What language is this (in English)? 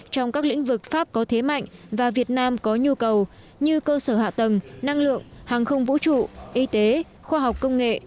Vietnamese